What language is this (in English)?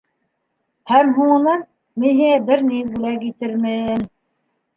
Bashkir